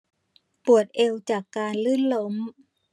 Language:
Thai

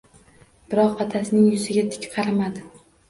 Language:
Uzbek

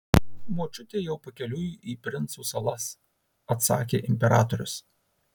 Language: Lithuanian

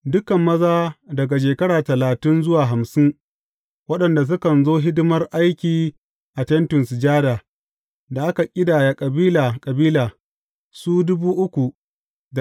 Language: Hausa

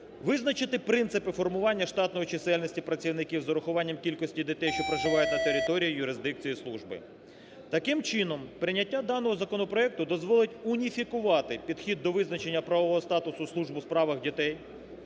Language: Ukrainian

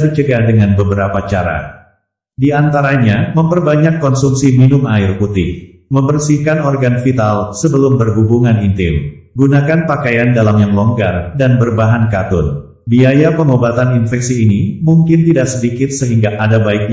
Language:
Indonesian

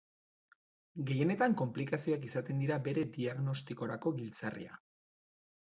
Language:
Basque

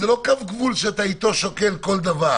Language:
Hebrew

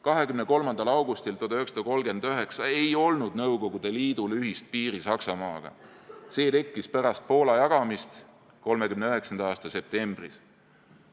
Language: Estonian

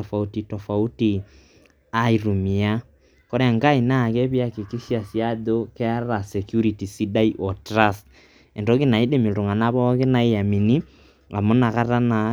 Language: Masai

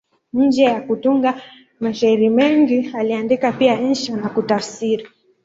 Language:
Swahili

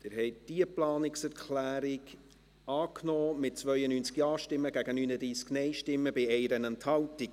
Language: Swiss German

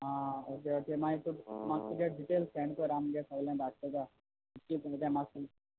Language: Konkani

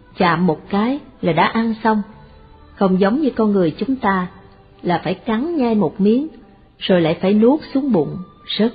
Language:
Vietnamese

